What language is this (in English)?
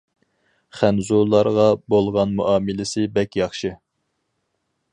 Uyghur